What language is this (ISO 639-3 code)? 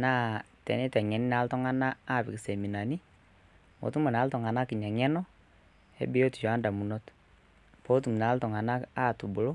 mas